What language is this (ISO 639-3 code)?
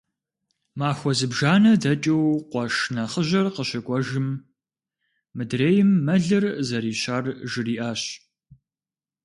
kbd